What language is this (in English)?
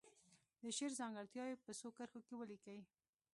Pashto